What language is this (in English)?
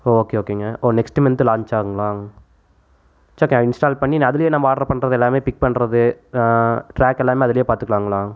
Tamil